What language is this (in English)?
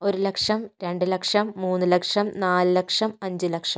Malayalam